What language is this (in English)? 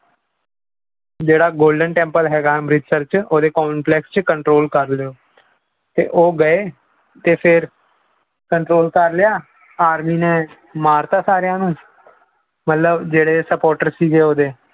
Punjabi